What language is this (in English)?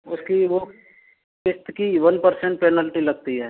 Hindi